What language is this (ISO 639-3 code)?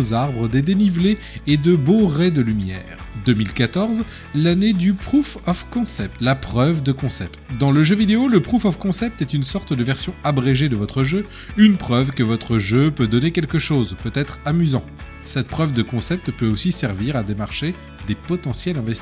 fra